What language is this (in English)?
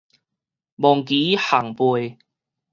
Min Nan Chinese